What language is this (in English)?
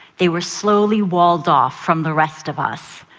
English